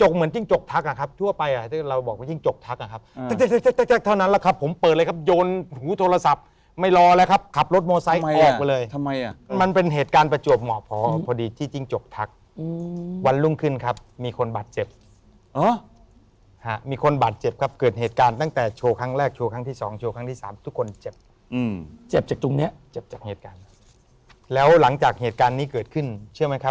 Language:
Thai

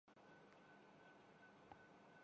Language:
Urdu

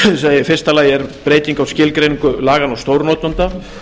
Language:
Icelandic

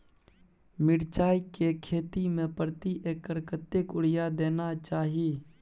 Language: Maithili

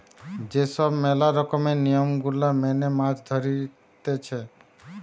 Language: Bangla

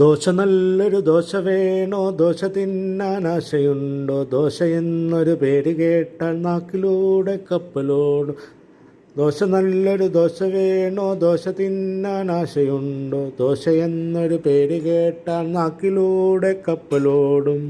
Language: Malayalam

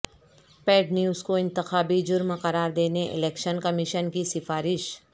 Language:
Urdu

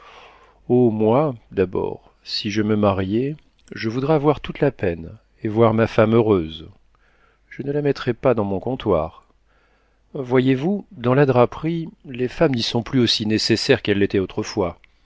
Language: French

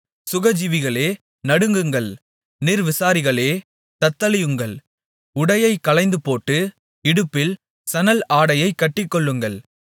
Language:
Tamil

